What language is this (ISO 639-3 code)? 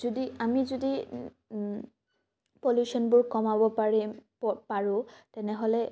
asm